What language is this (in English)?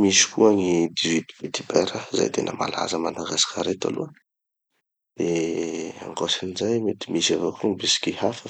Tanosy Malagasy